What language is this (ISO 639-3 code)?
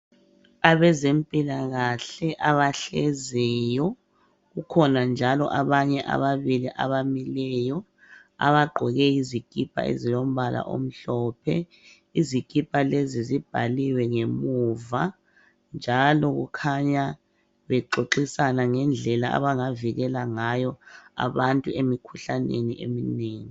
nde